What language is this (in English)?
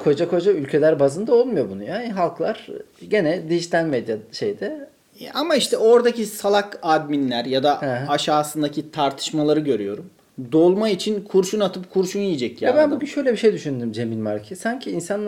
Turkish